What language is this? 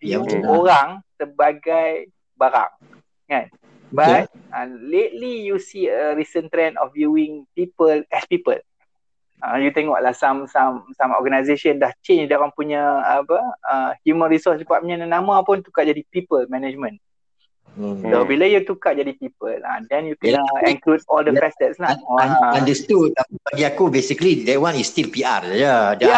Malay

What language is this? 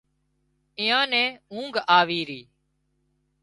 Wadiyara Koli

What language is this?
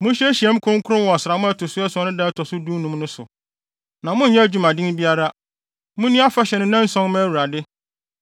Akan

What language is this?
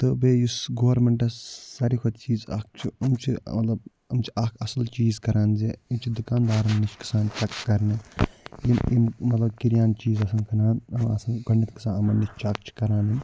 Kashmiri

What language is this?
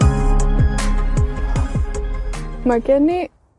Welsh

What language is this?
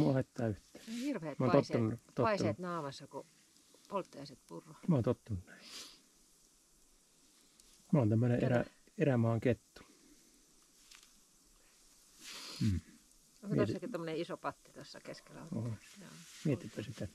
Finnish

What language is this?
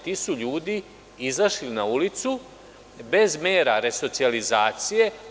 Serbian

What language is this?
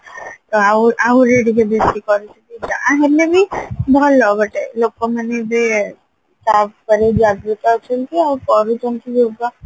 Odia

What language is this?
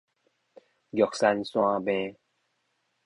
Min Nan Chinese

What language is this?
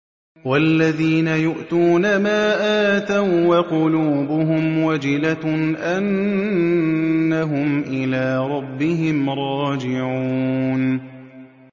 Arabic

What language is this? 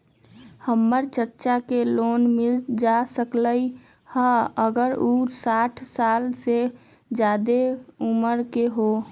Magahi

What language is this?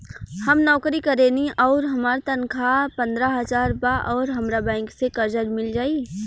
Bhojpuri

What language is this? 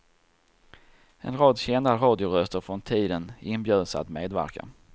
Swedish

